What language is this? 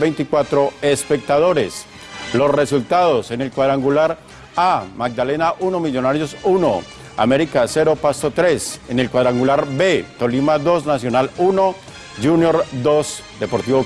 Spanish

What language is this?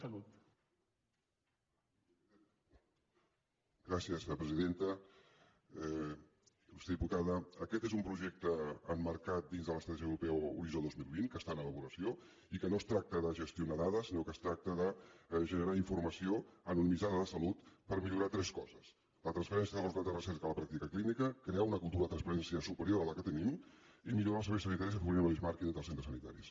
Catalan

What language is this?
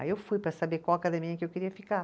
Portuguese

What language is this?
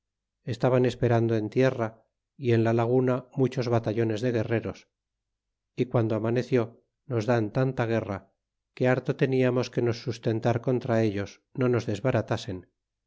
Spanish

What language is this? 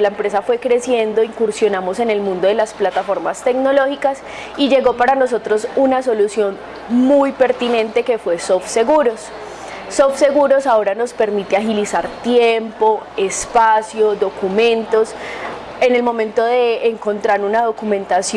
Spanish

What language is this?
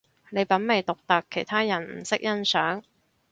Cantonese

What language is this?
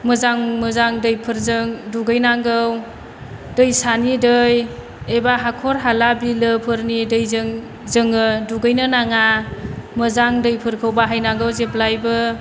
Bodo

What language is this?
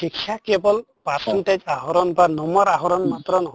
Assamese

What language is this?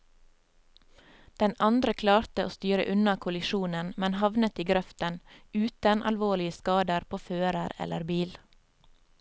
Norwegian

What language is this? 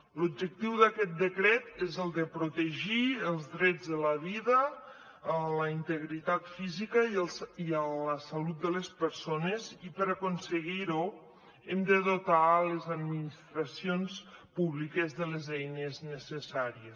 Catalan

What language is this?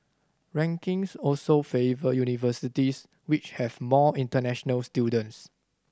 English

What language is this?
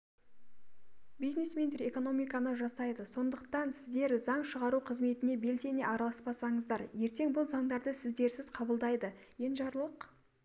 Kazakh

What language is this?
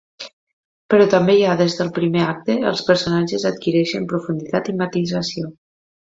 Catalan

